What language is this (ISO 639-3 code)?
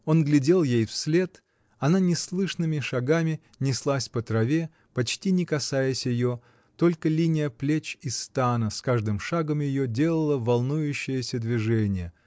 rus